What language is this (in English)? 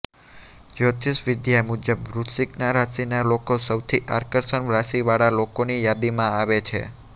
Gujarati